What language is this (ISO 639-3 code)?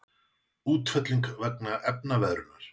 isl